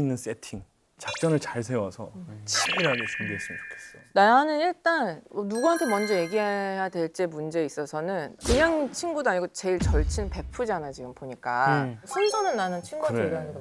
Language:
Korean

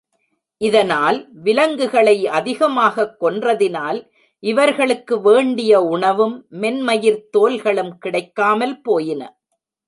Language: Tamil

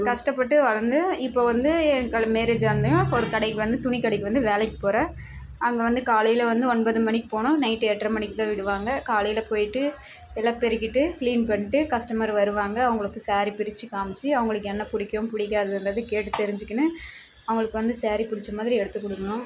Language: Tamil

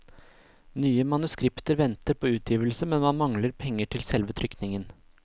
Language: Norwegian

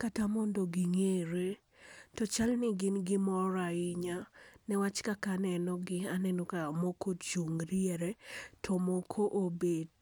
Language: Luo (Kenya and Tanzania)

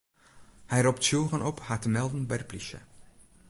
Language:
Western Frisian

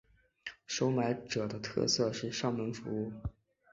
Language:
Chinese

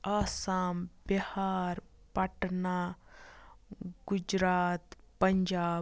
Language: Kashmiri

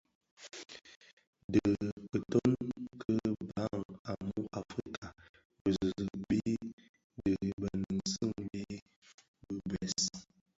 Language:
Bafia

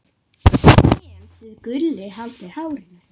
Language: Icelandic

